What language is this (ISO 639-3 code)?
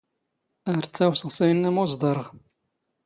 zgh